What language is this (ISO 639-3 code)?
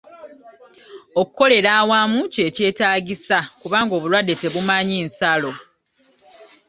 lug